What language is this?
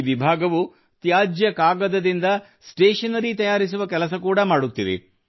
Kannada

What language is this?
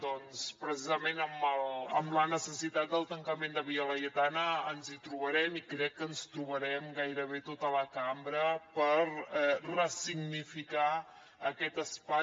Catalan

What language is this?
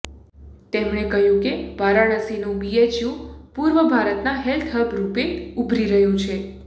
Gujarati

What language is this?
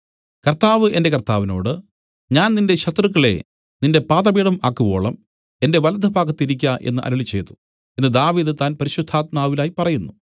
Malayalam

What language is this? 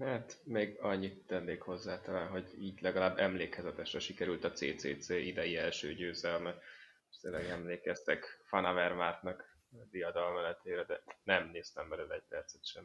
Hungarian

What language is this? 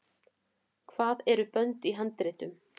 Icelandic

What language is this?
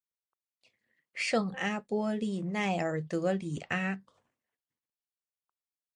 Chinese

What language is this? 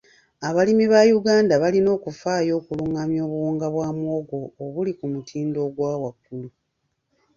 Ganda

